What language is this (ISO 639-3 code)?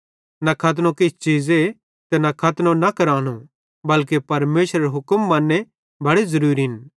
bhd